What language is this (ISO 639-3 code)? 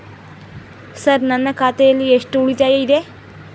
kan